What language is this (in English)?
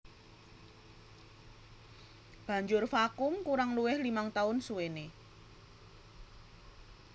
Javanese